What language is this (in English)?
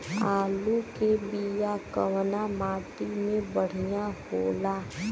Bhojpuri